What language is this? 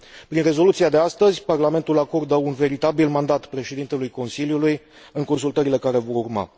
Romanian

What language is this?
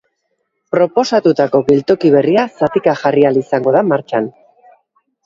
Basque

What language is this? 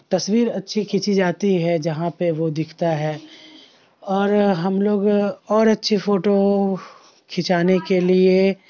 Urdu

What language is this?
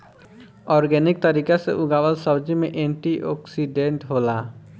Bhojpuri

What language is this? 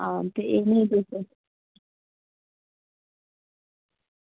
Dogri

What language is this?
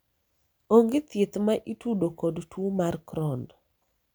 Luo (Kenya and Tanzania)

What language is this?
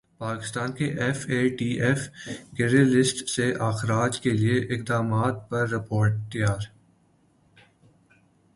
Urdu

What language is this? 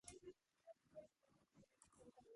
Georgian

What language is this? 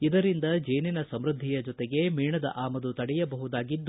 Kannada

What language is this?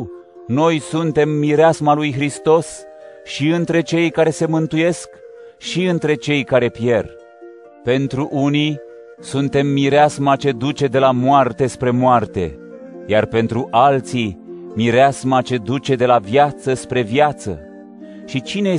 Romanian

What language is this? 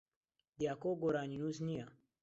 Central Kurdish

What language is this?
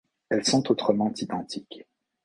French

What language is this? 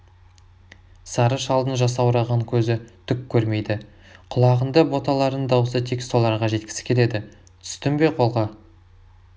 Kazakh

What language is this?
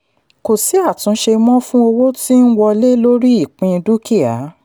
Yoruba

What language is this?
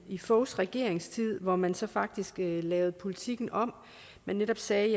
Danish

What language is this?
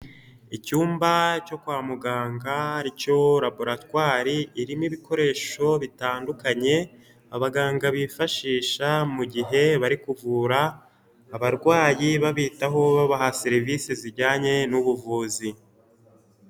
Kinyarwanda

